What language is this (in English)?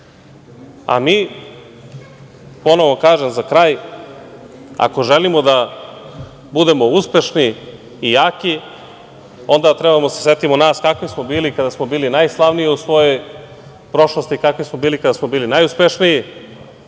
Serbian